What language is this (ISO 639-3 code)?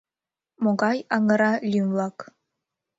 chm